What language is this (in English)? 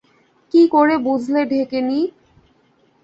Bangla